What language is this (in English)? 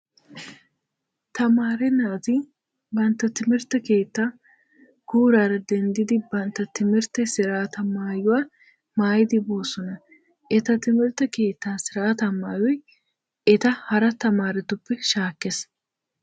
Wolaytta